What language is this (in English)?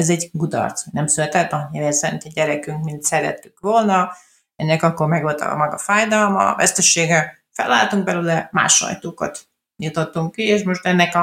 Hungarian